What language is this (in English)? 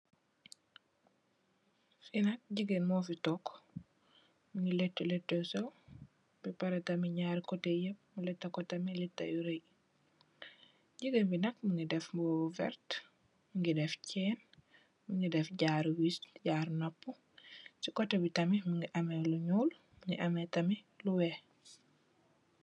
Wolof